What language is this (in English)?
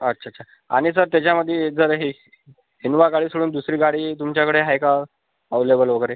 Marathi